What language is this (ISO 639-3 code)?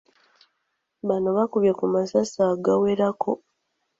lug